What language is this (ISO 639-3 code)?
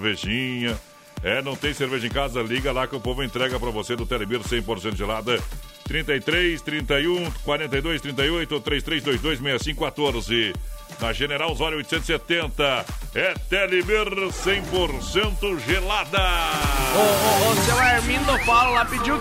por